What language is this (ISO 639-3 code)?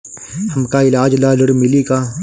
bho